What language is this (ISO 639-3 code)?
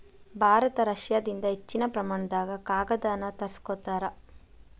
kan